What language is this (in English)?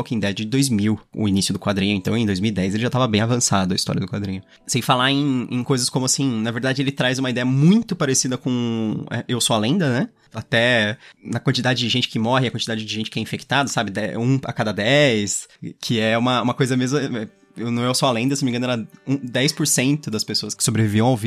Portuguese